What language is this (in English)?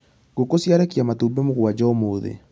Kikuyu